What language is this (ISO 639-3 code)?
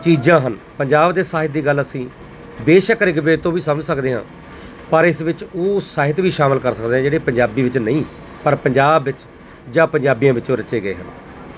pan